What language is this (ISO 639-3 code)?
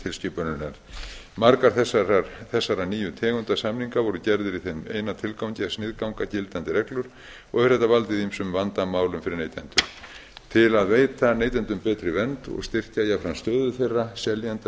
isl